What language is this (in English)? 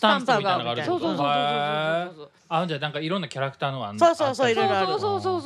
Japanese